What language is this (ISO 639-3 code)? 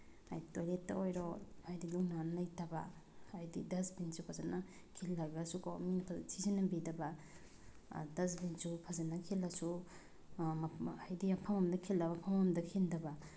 mni